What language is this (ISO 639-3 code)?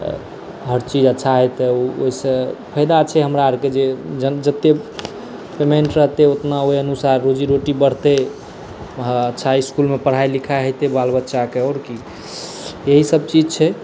mai